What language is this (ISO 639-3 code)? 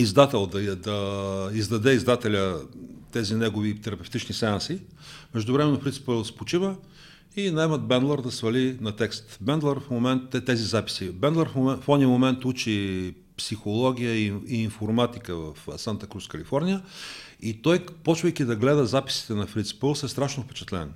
bul